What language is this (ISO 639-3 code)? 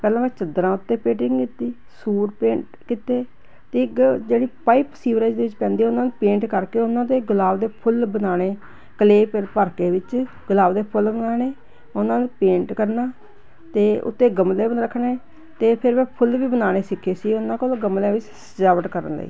pan